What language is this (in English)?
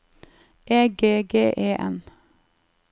Norwegian